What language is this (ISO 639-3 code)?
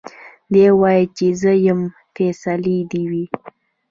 pus